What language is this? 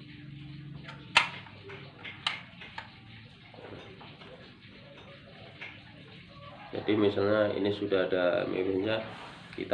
Indonesian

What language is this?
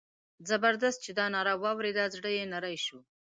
Pashto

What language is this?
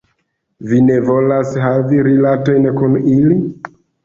Esperanto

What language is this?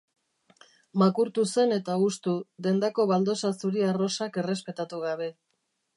Basque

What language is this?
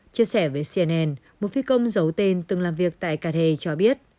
Vietnamese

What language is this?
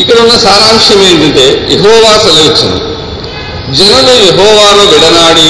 Telugu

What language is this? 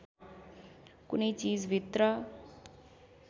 Nepali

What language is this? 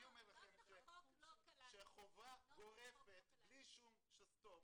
Hebrew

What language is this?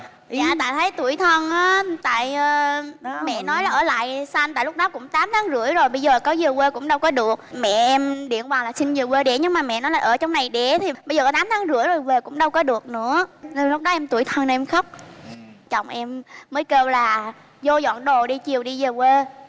Vietnamese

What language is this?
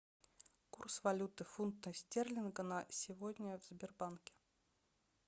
Russian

